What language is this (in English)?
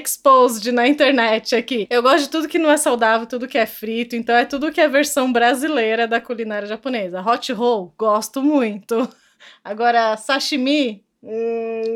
Portuguese